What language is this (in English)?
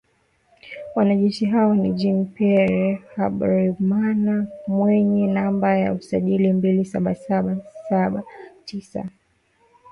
Swahili